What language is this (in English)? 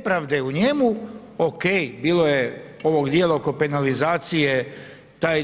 Croatian